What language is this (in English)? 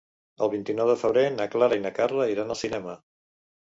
Catalan